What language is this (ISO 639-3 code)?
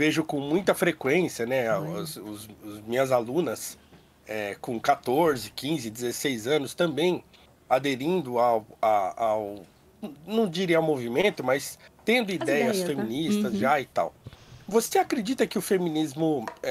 por